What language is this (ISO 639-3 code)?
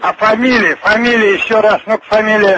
rus